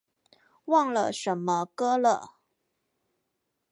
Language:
Chinese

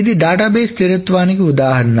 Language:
Telugu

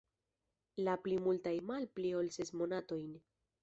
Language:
Esperanto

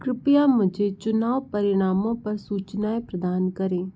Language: Hindi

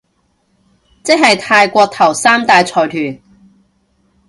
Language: Cantonese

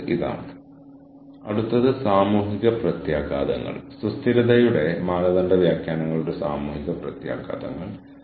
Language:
Malayalam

